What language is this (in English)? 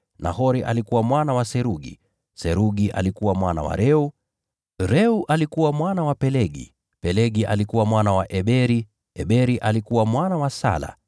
Swahili